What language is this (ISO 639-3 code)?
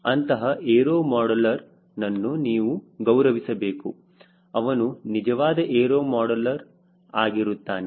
kan